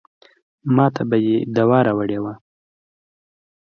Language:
Pashto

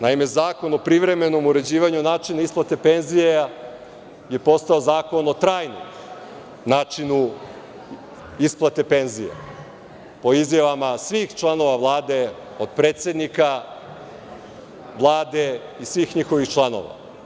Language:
Serbian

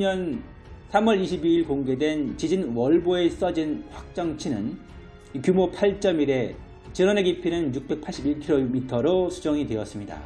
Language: Korean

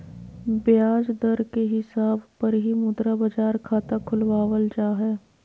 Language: Magahi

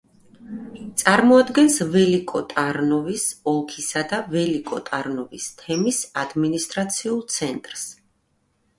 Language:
Georgian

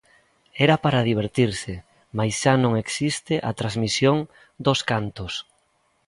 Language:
Galician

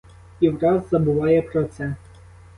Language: Ukrainian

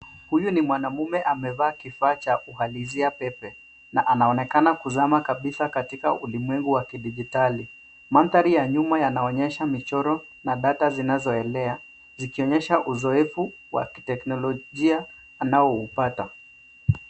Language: Swahili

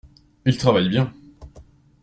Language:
French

